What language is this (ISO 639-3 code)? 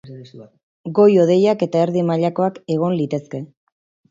eus